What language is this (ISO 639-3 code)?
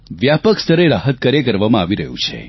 guj